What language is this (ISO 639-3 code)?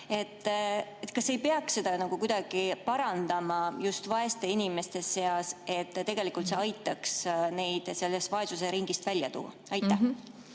est